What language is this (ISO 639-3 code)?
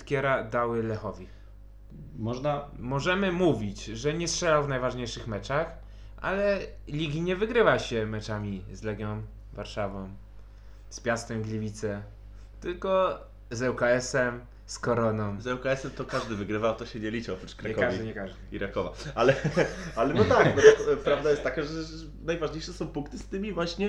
pol